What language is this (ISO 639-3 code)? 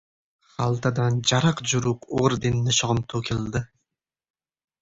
uzb